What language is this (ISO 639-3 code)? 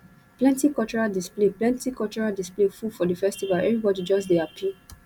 pcm